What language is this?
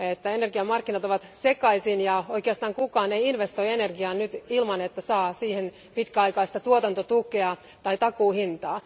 Finnish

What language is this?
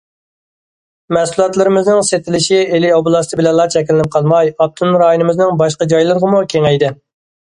Uyghur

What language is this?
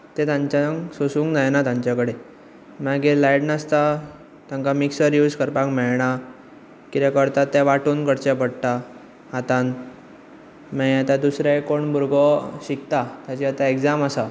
Konkani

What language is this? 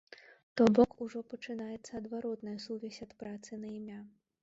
Belarusian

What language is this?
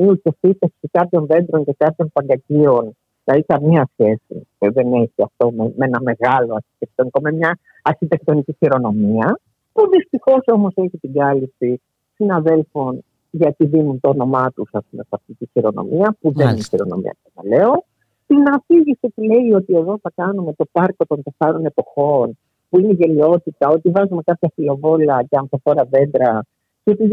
Greek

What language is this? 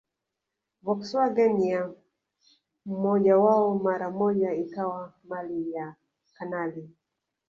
Swahili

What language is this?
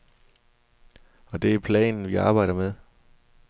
Danish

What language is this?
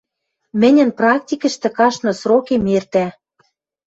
Western Mari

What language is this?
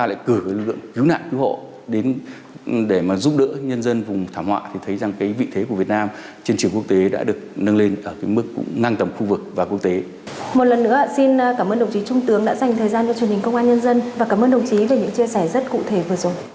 Vietnamese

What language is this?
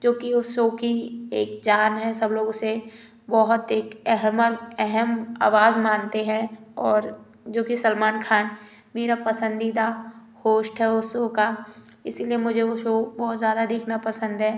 Hindi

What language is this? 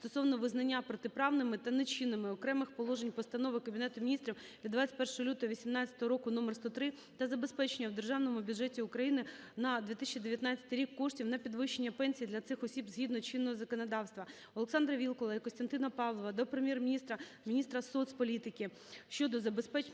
Ukrainian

